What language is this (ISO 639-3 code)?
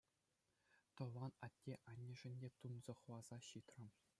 chv